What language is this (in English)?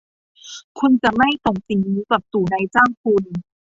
Thai